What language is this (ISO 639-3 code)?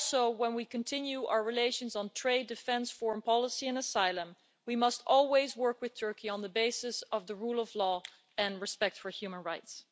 eng